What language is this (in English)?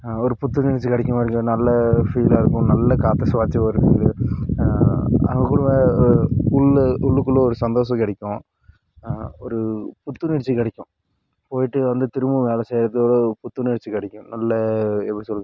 Tamil